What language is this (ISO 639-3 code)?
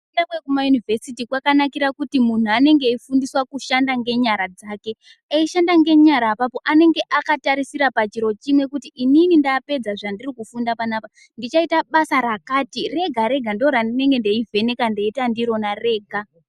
ndc